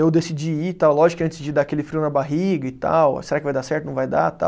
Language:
Portuguese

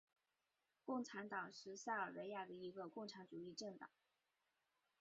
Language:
Chinese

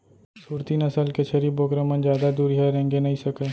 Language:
Chhattisgarhi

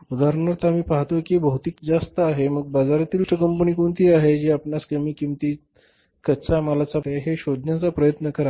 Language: Marathi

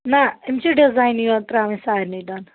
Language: Kashmiri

